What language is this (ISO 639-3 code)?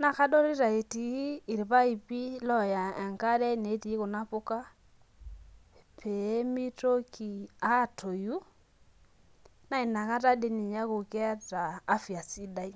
mas